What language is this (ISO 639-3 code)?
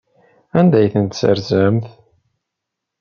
kab